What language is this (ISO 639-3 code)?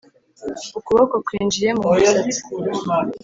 kin